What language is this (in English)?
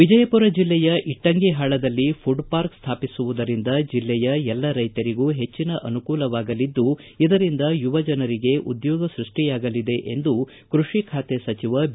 Kannada